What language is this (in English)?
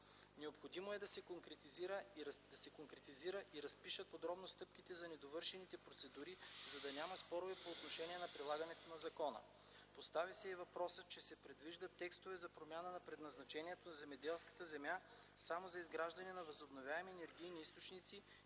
Bulgarian